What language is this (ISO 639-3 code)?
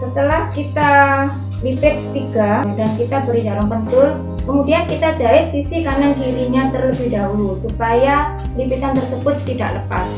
ind